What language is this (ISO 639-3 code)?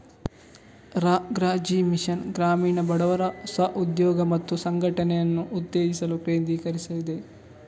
kan